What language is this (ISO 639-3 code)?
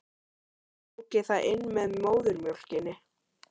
isl